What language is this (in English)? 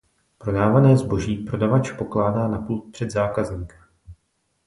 Czech